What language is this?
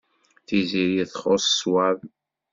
Kabyle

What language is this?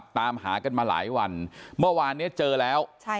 Thai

